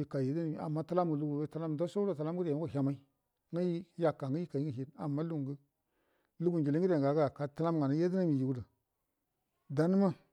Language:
Buduma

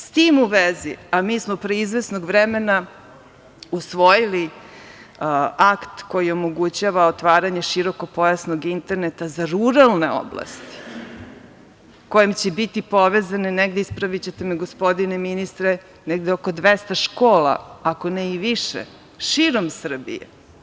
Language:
Serbian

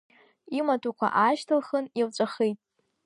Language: Abkhazian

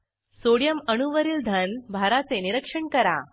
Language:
Marathi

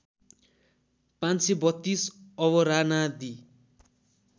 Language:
Nepali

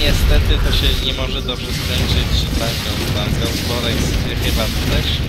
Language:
Polish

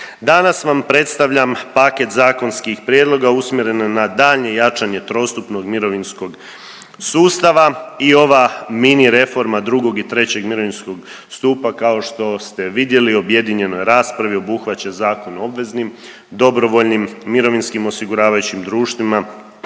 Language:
Croatian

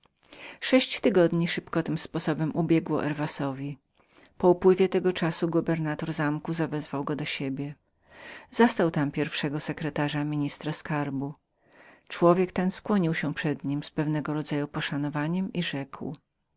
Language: Polish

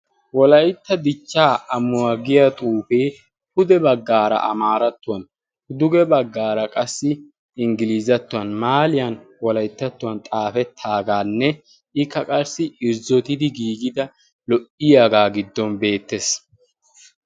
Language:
Wolaytta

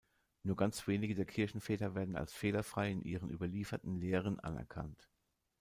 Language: German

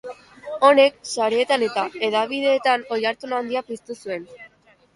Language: Basque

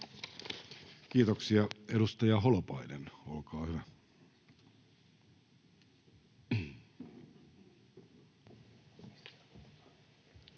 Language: Finnish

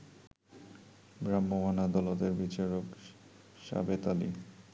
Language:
Bangla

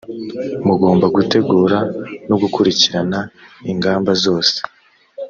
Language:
Kinyarwanda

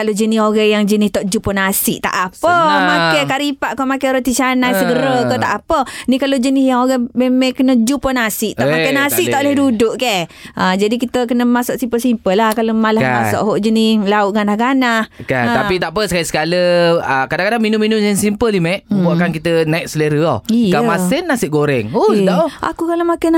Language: Malay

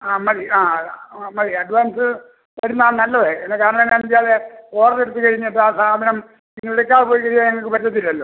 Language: Malayalam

